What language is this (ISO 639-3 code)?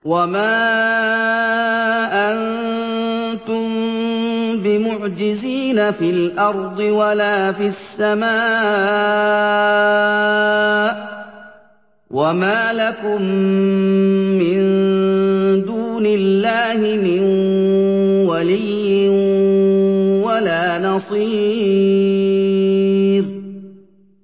ara